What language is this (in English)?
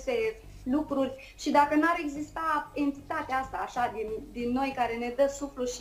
Romanian